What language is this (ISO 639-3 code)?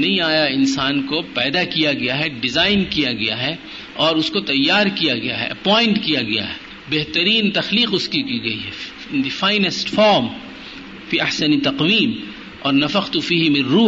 urd